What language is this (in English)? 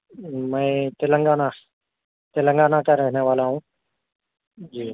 Urdu